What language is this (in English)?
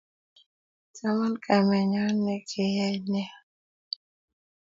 Kalenjin